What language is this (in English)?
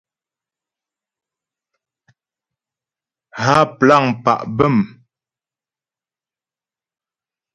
Ghomala